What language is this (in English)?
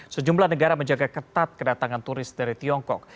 Indonesian